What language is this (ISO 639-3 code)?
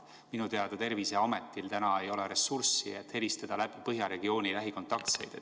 est